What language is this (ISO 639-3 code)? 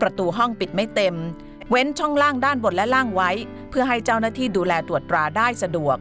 tha